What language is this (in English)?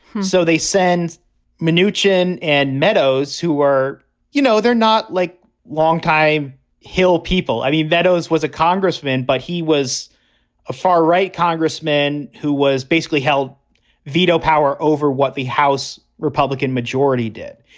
English